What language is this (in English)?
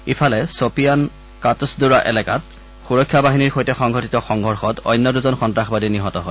Assamese